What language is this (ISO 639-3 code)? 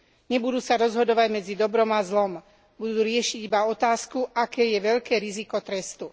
slk